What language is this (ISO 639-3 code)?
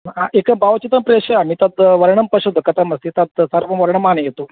san